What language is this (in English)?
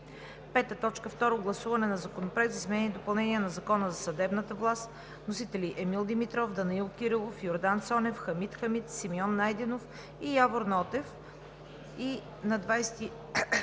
Bulgarian